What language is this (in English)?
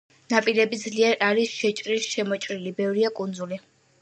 Georgian